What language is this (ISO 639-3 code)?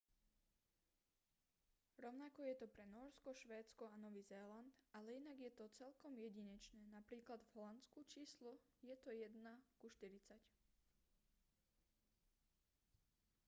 slk